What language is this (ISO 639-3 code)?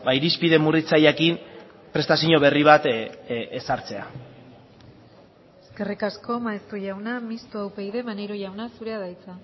eus